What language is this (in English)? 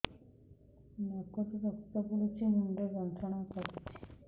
Odia